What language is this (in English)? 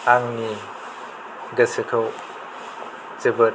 Bodo